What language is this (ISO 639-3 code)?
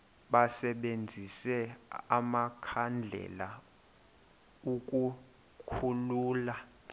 xho